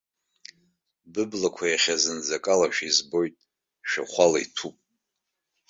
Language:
Abkhazian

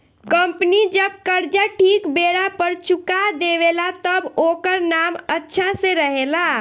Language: Bhojpuri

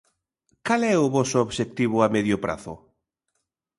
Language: Galician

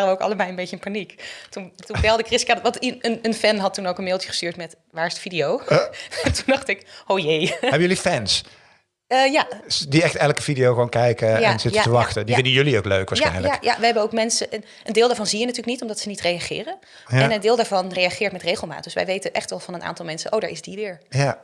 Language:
Dutch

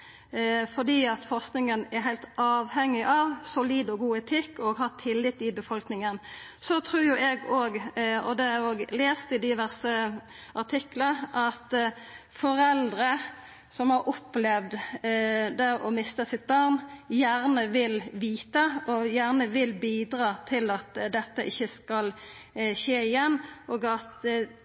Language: Norwegian Nynorsk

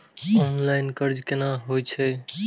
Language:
Maithili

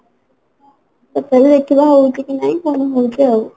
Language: Odia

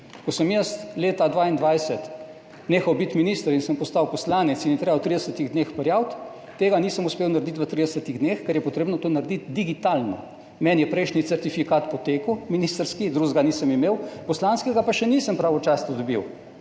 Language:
Slovenian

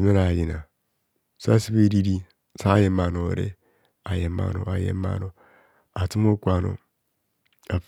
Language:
Kohumono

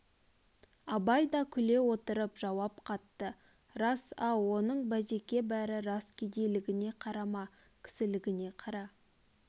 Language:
Kazakh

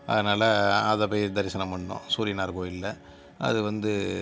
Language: Tamil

